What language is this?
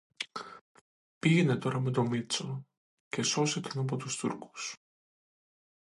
Greek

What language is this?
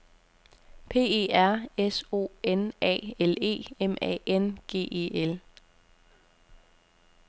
Danish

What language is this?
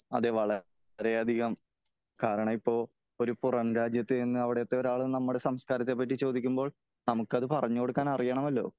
Malayalam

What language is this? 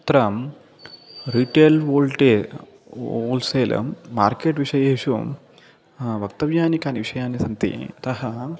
Sanskrit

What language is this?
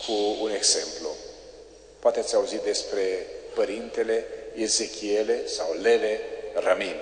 Romanian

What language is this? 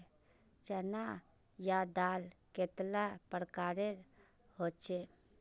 Magahi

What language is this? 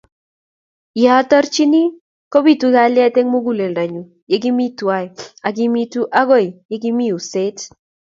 Kalenjin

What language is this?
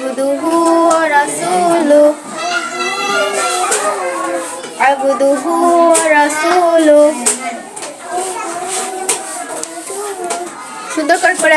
Arabic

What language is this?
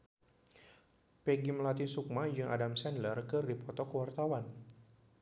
Sundanese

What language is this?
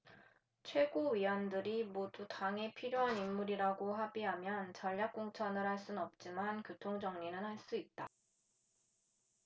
Korean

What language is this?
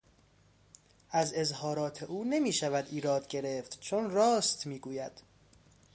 Persian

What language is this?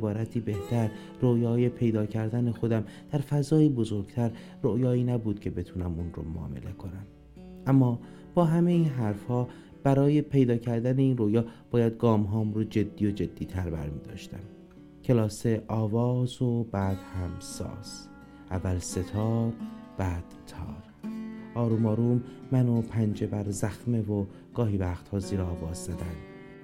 Persian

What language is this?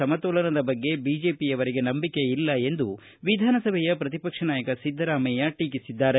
Kannada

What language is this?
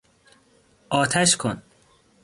Persian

